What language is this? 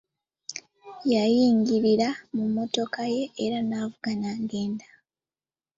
Ganda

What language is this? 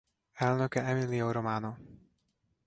Hungarian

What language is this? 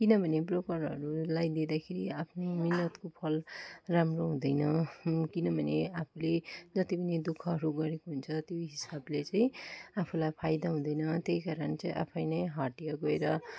Nepali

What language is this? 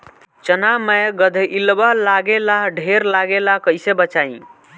Bhojpuri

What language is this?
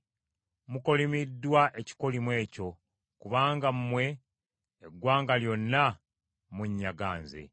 Ganda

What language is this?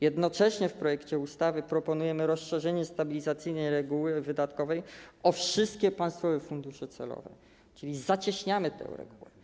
Polish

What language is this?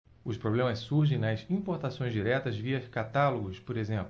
Portuguese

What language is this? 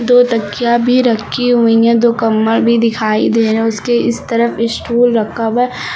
Hindi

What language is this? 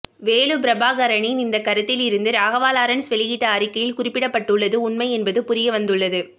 Tamil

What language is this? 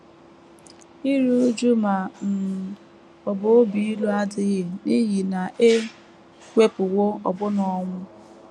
Igbo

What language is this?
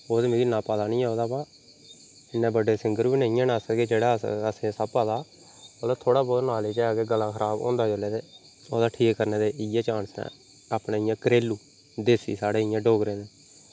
Dogri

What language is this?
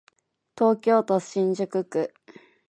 Japanese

